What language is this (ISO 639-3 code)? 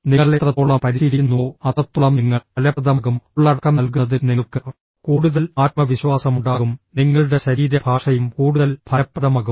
mal